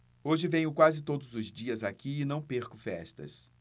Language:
Portuguese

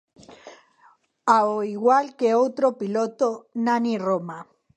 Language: Galician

